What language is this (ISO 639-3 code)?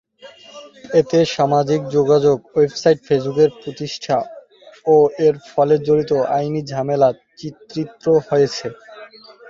ben